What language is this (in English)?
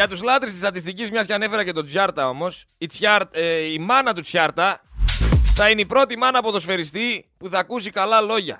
Greek